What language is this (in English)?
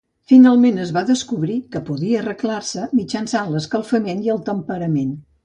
Catalan